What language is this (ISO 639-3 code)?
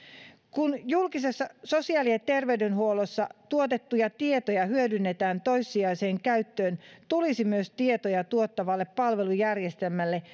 fin